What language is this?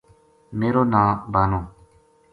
Gujari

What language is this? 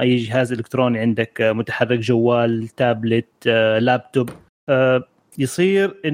Arabic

